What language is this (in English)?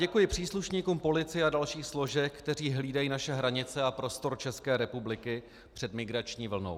Czech